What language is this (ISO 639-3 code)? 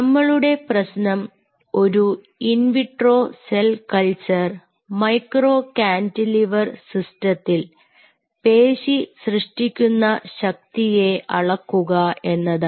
mal